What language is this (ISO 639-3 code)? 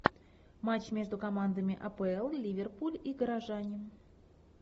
rus